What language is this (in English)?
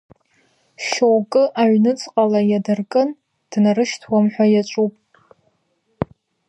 Abkhazian